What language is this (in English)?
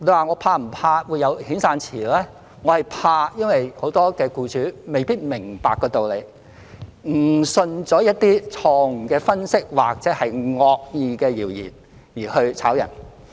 Cantonese